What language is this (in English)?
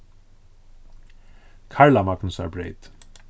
Faroese